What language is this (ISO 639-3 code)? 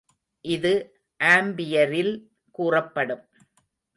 tam